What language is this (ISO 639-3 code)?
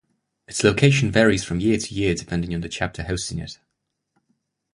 eng